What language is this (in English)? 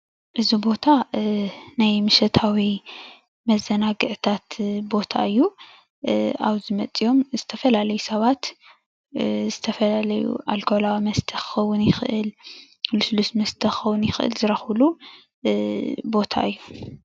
Tigrinya